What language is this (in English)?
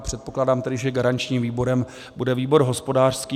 Czech